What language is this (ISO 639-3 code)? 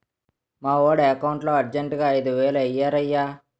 tel